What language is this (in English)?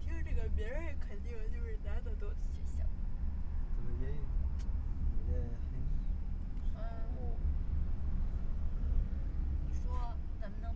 Chinese